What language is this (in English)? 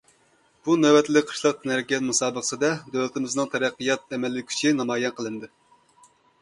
Uyghur